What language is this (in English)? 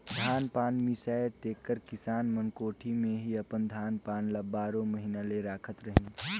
Chhattisgarhi